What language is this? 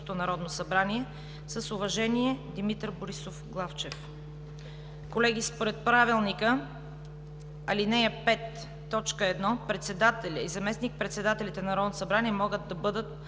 Bulgarian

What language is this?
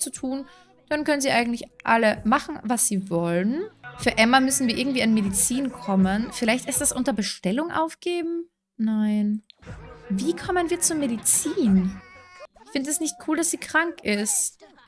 German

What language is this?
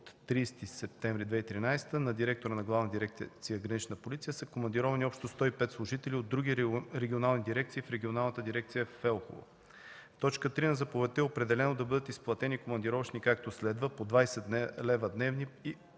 Bulgarian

